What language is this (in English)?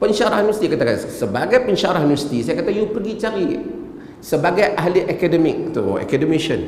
Malay